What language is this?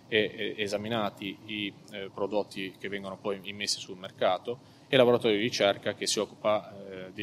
Italian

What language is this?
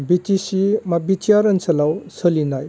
Bodo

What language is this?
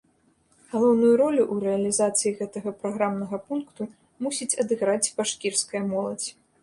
Belarusian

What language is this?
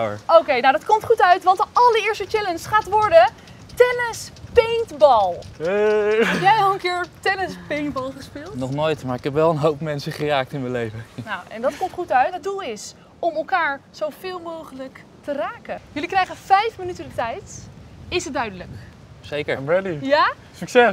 Dutch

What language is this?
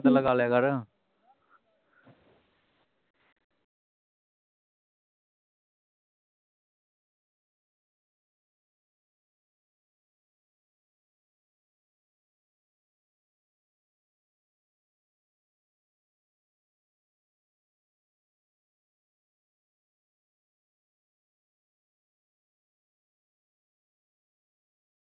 Punjabi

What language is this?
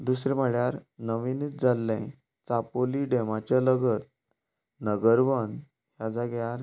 Konkani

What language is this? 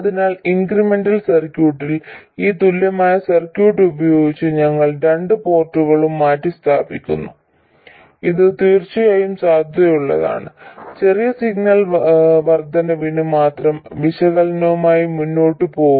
Malayalam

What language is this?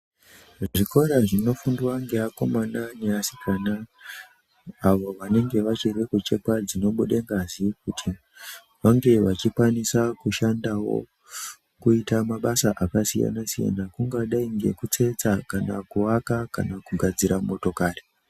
Ndau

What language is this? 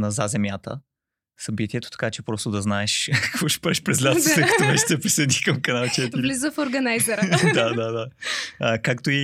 Bulgarian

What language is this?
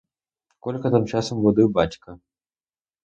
Ukrainian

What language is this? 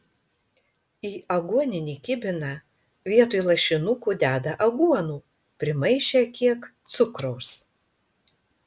Lithuanian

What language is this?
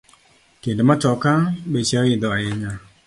Luo (Kenya and Tanzania)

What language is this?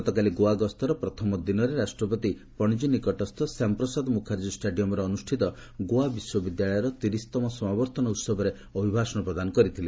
Odia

